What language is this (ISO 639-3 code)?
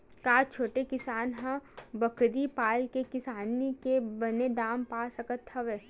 hne